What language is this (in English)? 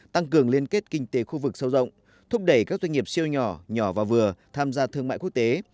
Vietnamese